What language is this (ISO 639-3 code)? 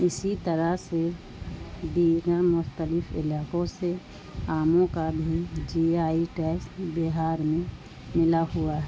urd